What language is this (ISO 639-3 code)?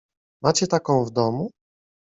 pol